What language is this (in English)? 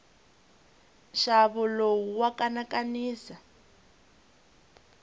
Tsonga